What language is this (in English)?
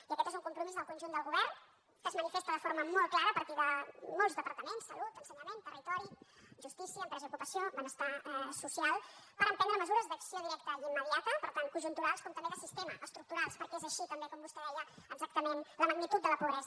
Catalan